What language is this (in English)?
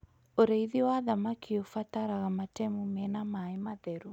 Kikuyu